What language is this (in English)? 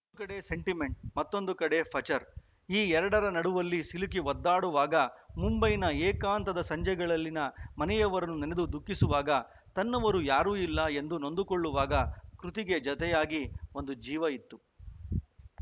Kannada